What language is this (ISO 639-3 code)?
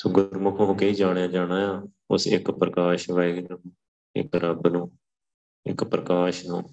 pan